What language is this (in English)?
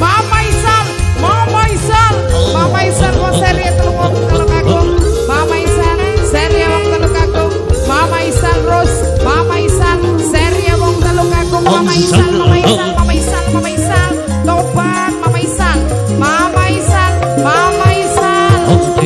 Indonesian